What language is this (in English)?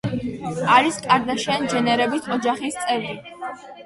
Georgian